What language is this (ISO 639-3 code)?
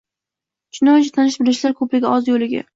uzb